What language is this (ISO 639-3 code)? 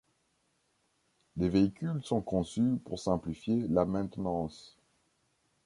fra